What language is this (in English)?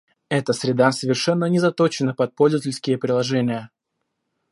Russian